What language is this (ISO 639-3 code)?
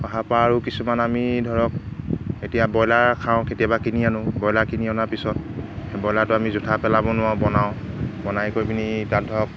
asm